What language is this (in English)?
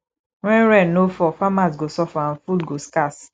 Nigerian Pidgin